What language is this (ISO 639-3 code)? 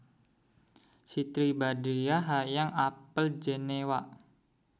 sun